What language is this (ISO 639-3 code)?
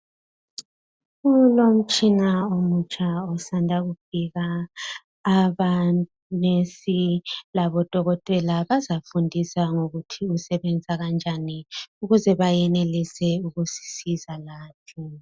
nde